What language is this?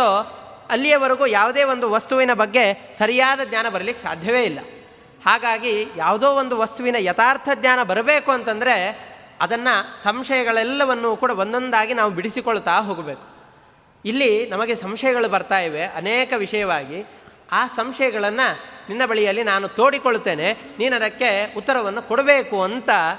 Kannada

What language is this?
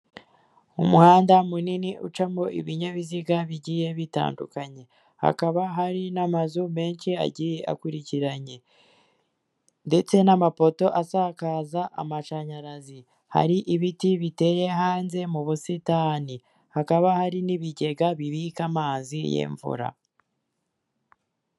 Kinyarwanda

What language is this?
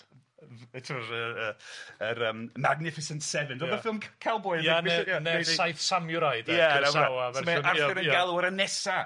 Welsh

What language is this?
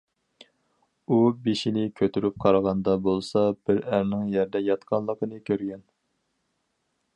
Uyghur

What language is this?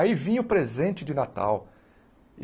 Portuguese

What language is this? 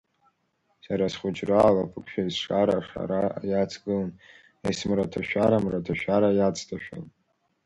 Abkhazian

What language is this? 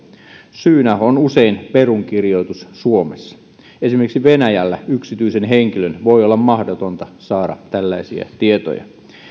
Finnish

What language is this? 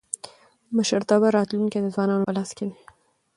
Pashto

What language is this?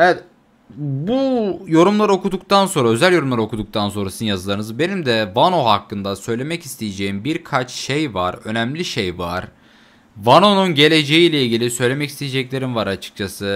Turkish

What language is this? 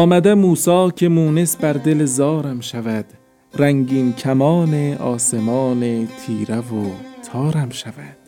Persian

